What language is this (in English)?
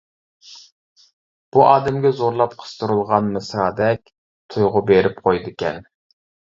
Uyghur